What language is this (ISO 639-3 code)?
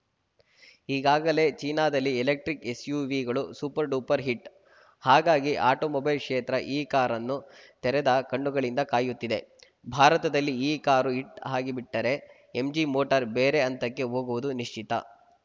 kan